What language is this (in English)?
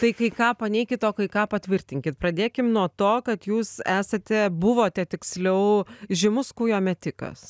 Lithuanian